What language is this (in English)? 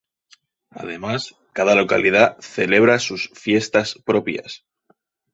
Spanish